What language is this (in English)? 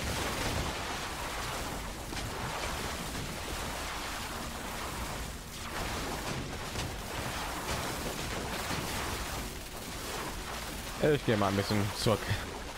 German